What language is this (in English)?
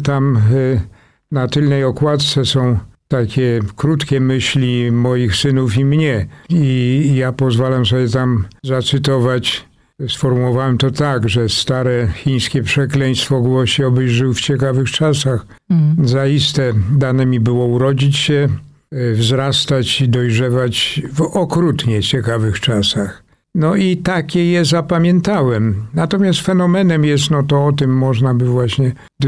Polish